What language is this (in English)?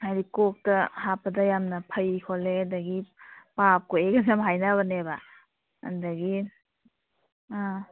Manipuri